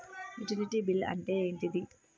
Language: Telugu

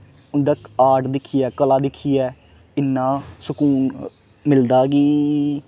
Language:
Dogri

